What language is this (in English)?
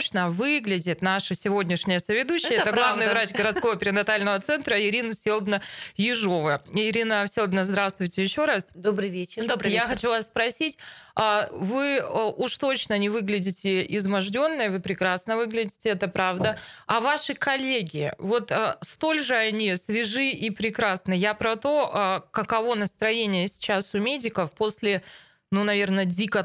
Russian